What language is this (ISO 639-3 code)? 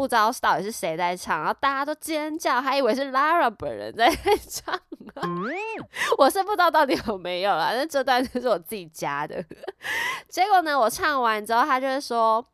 zho